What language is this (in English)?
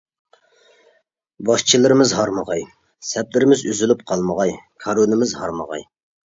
Uyghur